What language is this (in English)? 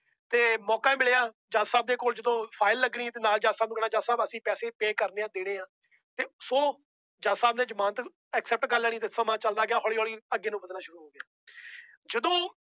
Punjabi